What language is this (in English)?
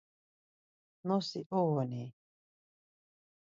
Laz